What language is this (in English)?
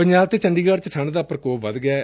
Punjabi